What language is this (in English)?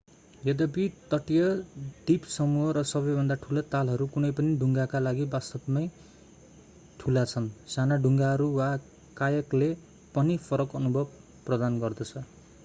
Nepali